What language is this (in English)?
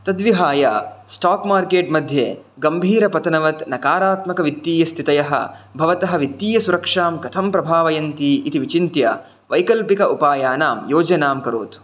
Sanskrit